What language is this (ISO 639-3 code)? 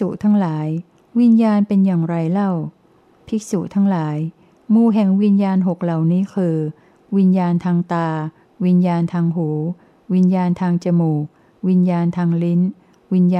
tha